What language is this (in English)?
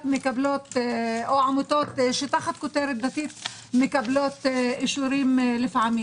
Hebrew